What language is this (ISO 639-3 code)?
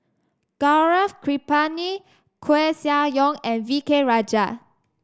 eng